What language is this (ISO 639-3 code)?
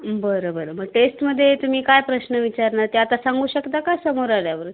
mar